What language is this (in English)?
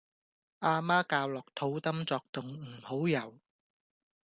Cantonese